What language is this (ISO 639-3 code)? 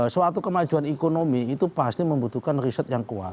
ind